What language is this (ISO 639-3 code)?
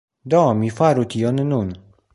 epo